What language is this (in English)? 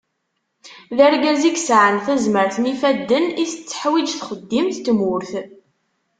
Kabyle